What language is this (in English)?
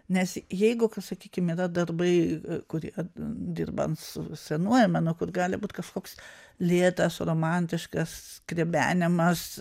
Lithuanian